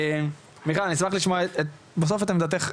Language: Hebrew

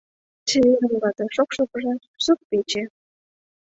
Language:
Mari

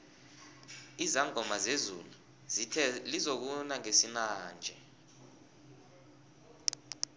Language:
South Ndebele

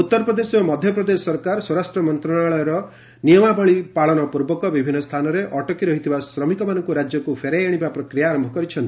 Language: Odia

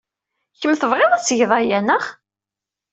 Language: Kabyle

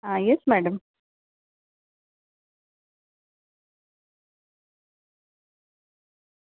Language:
Gujarati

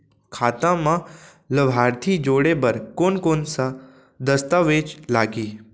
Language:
Chhattisgarhi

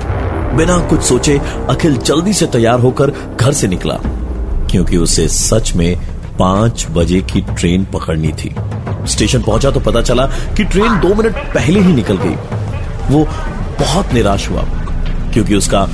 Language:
Hindi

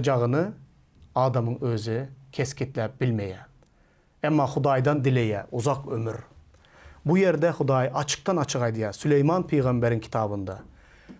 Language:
Turkish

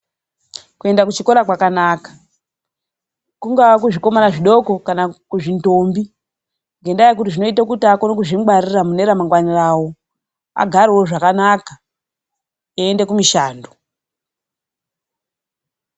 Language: Ndau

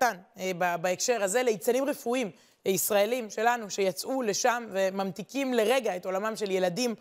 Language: Hebrew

